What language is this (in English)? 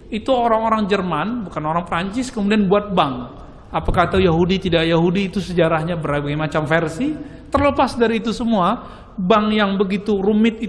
Indonesian